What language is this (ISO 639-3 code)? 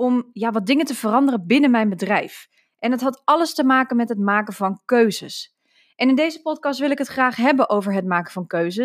nld